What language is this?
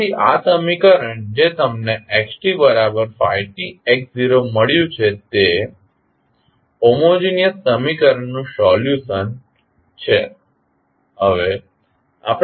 Gujarati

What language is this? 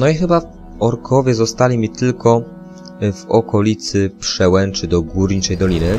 Polish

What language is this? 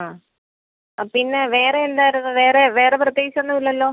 Malayalam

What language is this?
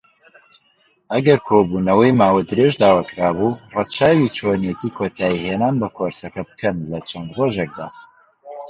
Central Kurdish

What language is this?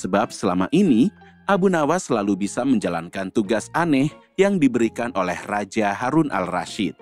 Indonesian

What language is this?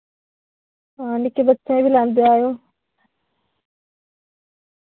Dogri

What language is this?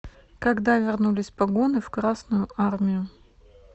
Russian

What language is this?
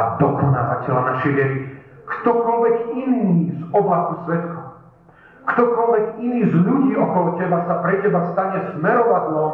Slovak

